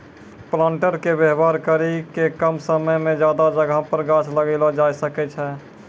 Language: Maithili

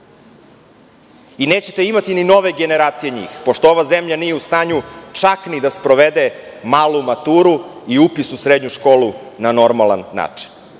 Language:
Serbian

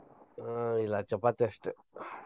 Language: Kannada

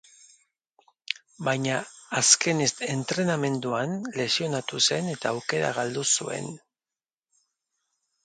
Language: Basque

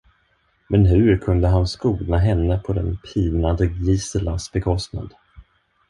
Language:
Swedish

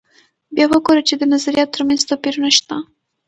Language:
Pashto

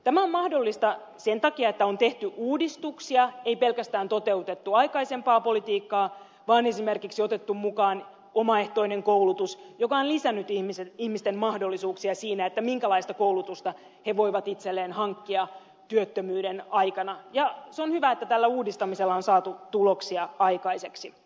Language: Finnish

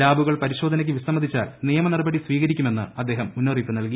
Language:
Malayalam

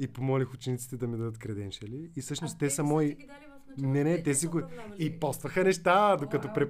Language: Bulgarian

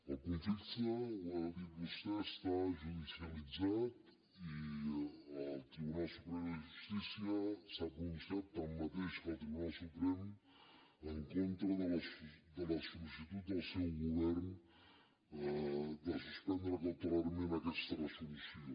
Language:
Catalan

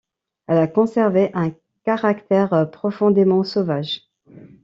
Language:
French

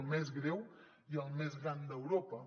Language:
Catalan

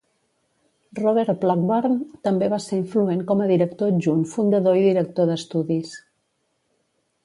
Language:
Catalan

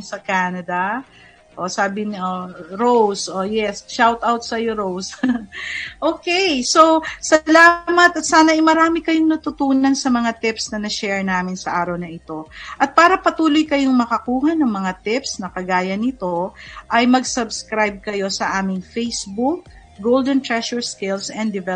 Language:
Filipino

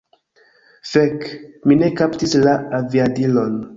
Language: Esperanto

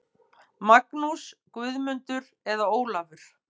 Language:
Icelandic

